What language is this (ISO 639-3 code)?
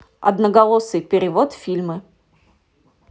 rus